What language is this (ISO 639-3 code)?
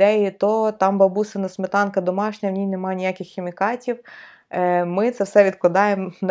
ukr